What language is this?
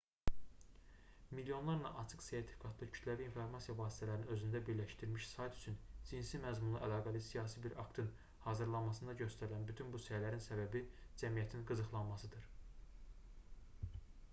Azerbaijani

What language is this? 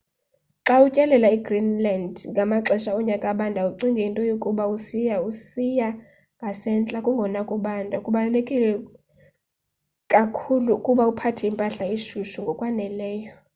Xhosa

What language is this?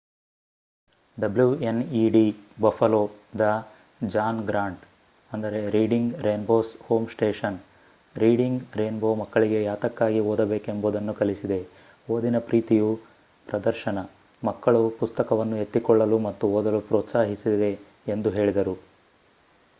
Kannada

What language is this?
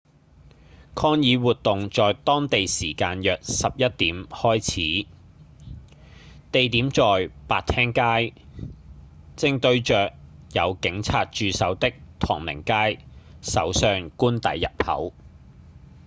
Cantonese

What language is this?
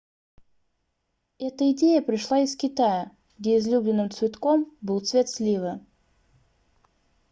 Russian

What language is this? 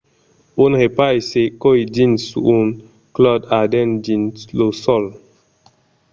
Occitan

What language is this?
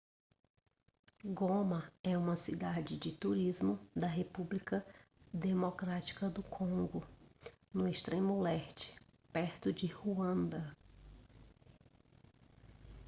Portuguese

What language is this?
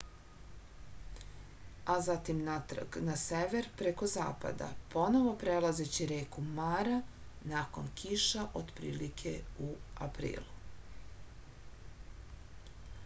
Serbian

